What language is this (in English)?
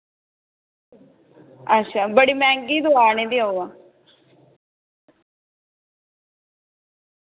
Dogri